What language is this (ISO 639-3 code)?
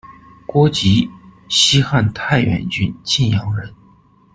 zho